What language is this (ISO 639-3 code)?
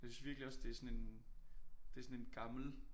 dan